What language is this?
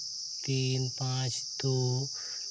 Santali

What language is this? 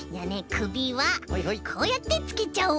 Japanese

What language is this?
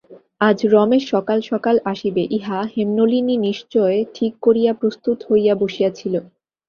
Bangla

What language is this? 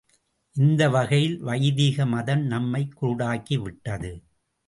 Tamil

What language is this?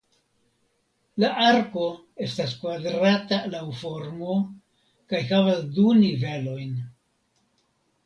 Esperanto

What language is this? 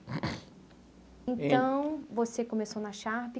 Portuguese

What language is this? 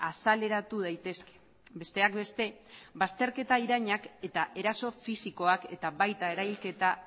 Basque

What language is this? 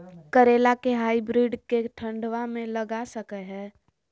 Magahi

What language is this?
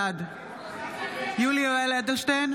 Hebrew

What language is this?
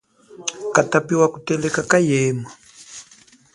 Chokwe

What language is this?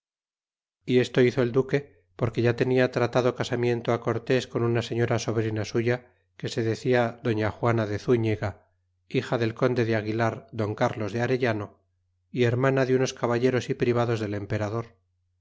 Spanish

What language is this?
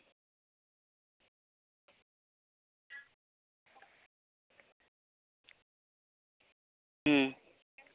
Santali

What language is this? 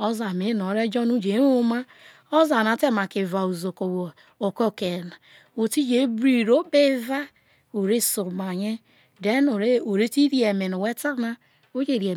Isoko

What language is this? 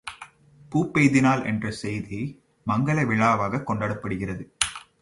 Tamil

